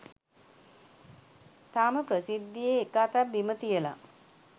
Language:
Sinhala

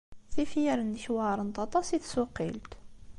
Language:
Kabyle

